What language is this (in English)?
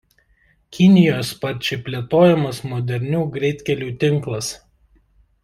Lithuanian